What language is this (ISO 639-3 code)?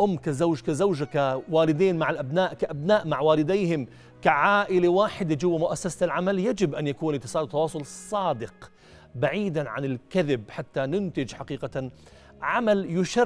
ara